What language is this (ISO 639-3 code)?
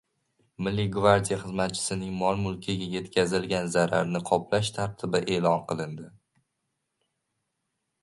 uzb